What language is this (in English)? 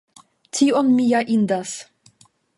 Esperanto